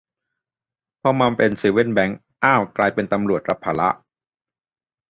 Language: Thai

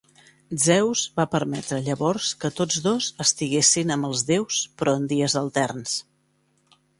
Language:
Catalan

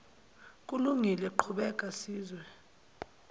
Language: Zulu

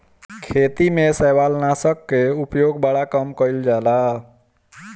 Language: Bhojpuri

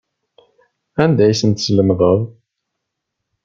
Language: Kabyle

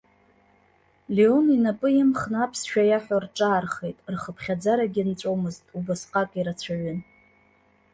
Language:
Abkhazian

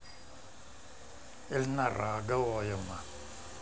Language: Russian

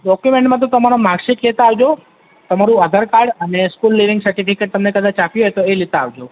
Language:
Gujarati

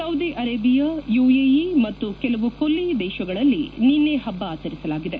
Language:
Kannada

